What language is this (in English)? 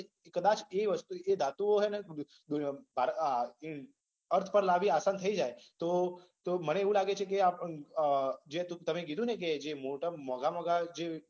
Gujarati